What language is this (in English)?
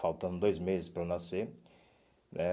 Portuguese